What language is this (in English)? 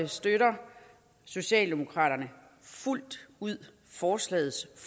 Danish